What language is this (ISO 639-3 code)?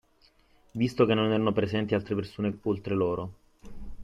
ita